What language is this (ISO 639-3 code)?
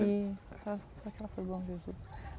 por